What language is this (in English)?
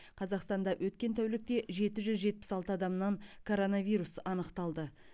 Kazakh